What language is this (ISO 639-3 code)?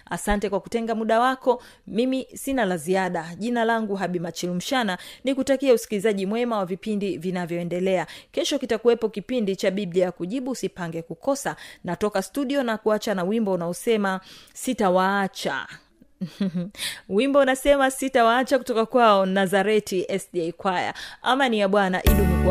swa